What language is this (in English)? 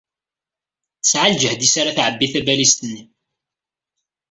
Kabyle